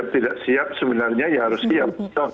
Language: Indonesian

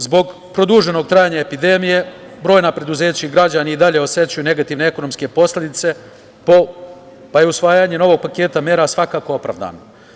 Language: Serbian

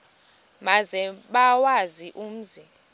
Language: Xhosa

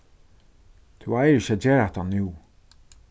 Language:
Faroese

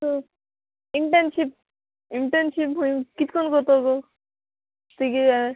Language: Konkani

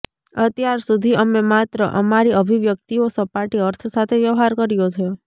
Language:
Gujarati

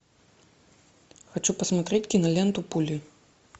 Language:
Russian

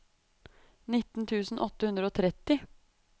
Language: Norwegian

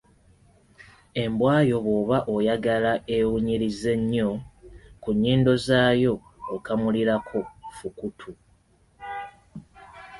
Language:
Ganda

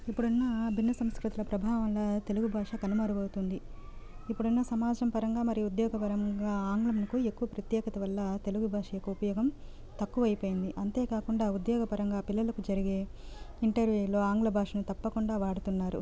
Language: Telugu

